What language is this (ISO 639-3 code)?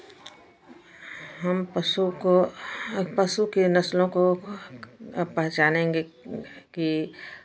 hin